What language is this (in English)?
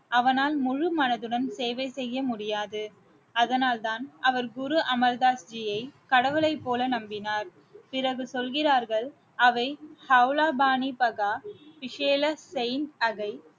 Tamil